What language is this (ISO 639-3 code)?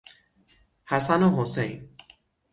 fas